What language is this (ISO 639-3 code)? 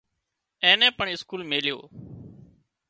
kxp